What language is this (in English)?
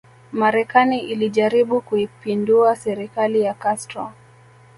Swahili